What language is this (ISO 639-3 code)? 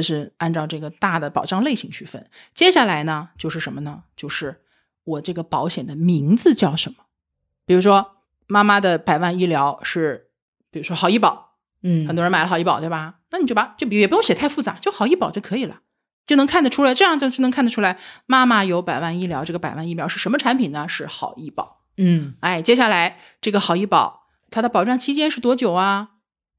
zho